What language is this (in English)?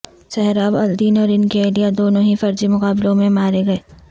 Urdu